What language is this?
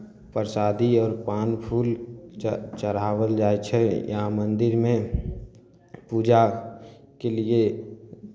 Maithili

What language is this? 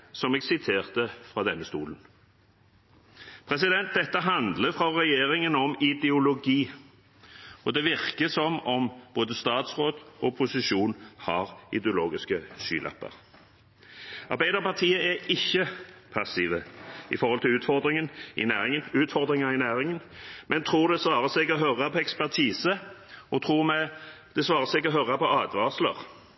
Norwegian Bokmål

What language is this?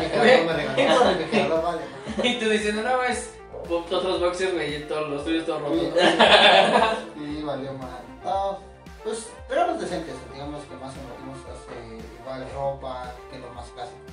Spanish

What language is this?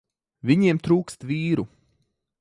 Latvian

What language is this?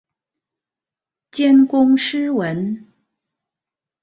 Chinese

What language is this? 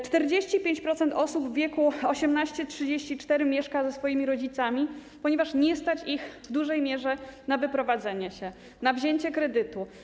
Polish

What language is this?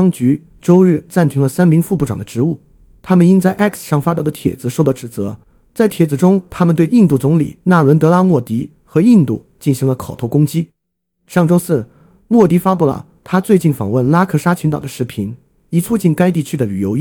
Chinese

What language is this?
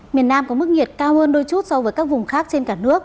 Vietnamese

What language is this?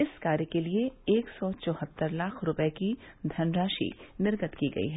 Hindi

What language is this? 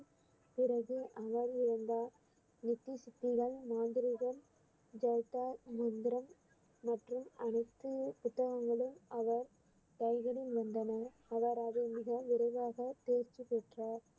Tamil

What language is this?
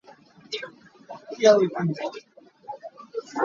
Hakha Chin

